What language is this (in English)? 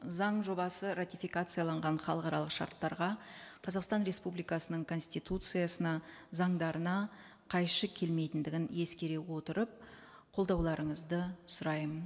Kazakh